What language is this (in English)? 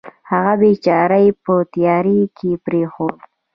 Pashto